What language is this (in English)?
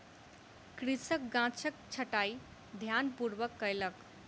Maithili